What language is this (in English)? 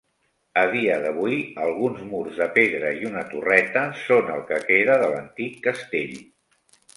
Catalan